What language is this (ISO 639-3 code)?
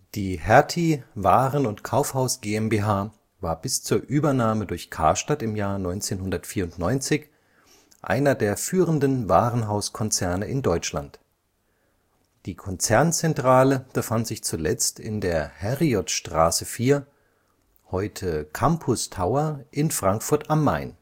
deu